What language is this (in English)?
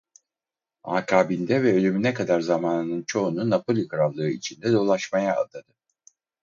Turkish